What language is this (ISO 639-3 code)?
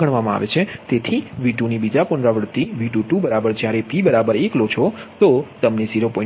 guj